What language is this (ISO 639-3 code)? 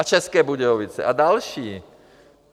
ces